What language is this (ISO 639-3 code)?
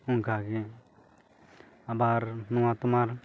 sat